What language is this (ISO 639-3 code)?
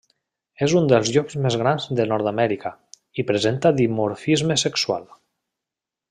cat